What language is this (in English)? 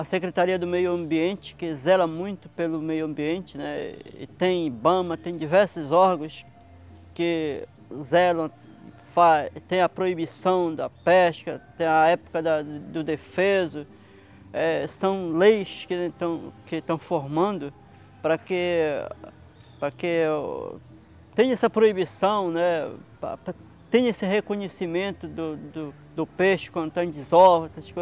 Portuguese